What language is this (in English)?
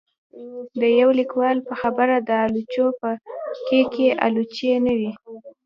Pashto